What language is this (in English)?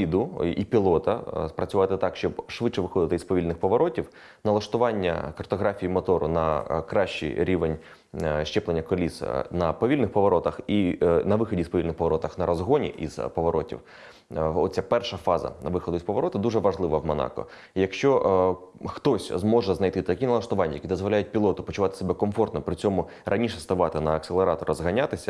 Ukrainian